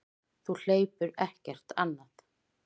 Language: Icelandic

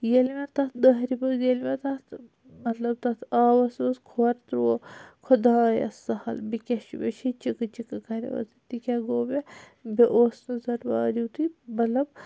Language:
Kashmiri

